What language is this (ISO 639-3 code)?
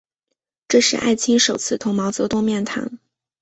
zho